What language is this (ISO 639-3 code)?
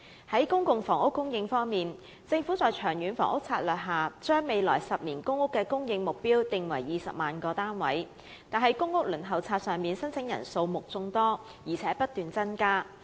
yue